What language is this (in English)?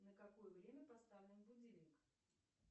Russian